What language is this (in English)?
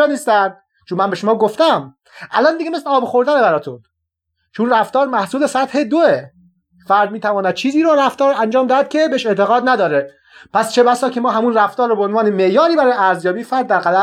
Persian